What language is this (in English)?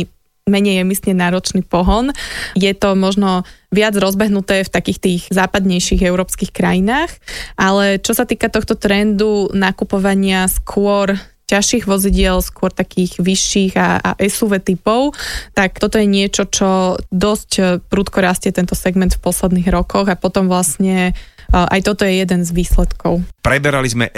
Slovak